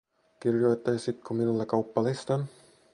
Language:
Finnish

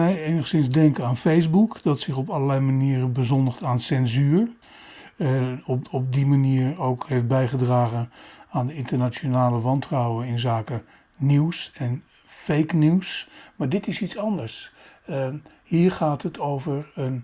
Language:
Dutch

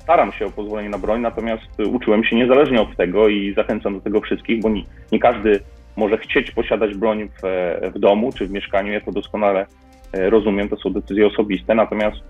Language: Polish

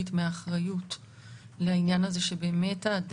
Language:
Hebrew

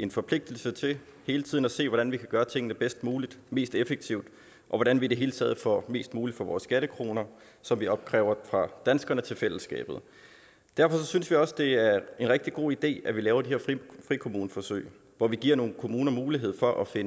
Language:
Danish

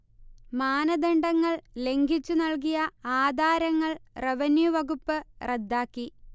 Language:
Malayalam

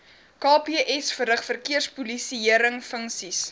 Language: Afrikaans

